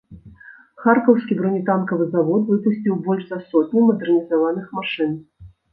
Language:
Belarusian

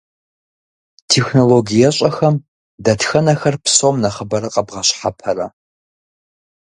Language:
Kabardian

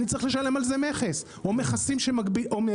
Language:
Hebrew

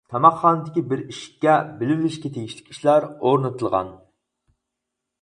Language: Uyghur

